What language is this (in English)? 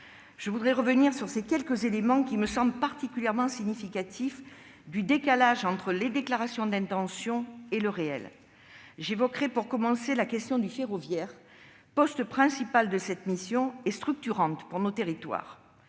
French